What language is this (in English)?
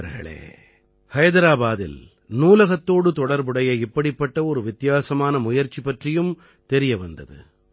Tamil